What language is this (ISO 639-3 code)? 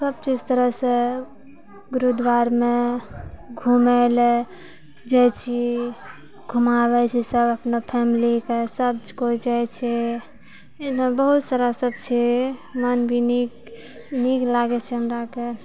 mai